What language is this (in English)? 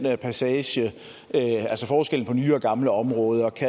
Danish